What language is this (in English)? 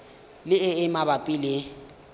Tswana